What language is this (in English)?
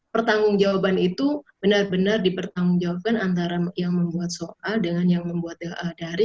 Indonesian